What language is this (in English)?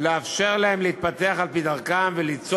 Hebrew